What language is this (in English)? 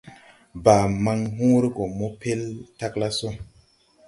Tupuri